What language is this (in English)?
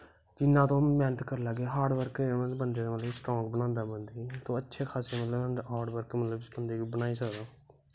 Dogri